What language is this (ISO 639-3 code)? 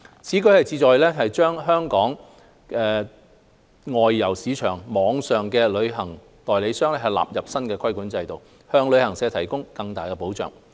yue